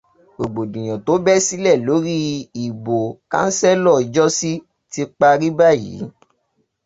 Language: Yoruba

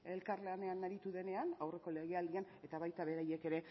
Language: Basque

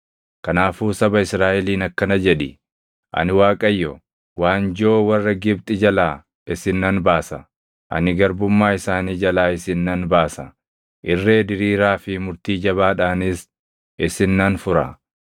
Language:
Oromo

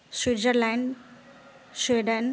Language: Maithili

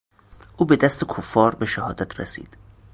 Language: Persian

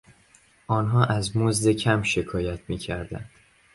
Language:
Persian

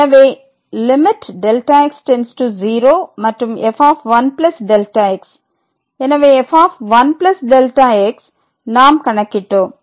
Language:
Tamil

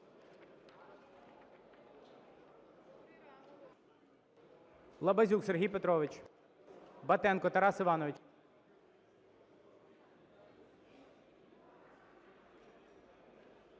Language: Ukrainian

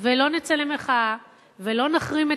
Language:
Hebrew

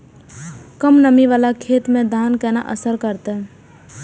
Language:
Maithili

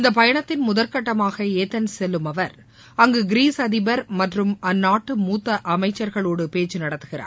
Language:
Tamil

